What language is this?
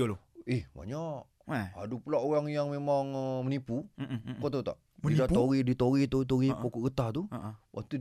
Malay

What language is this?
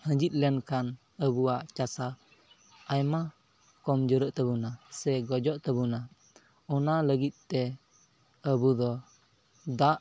Santali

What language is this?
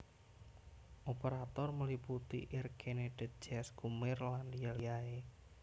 Javanese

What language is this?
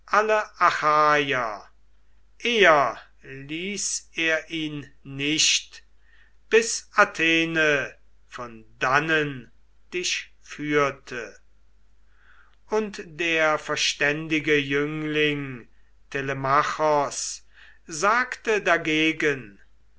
German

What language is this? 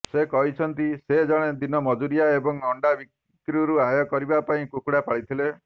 Odia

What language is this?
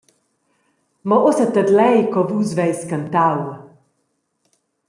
Romansh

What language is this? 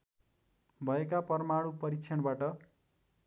Nepali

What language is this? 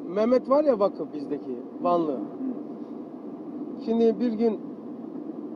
Turkish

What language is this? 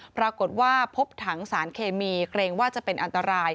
Thai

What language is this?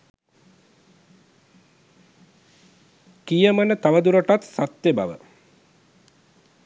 Sinhala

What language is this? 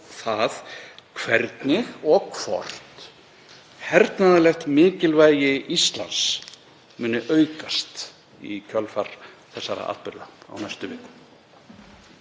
Icelandic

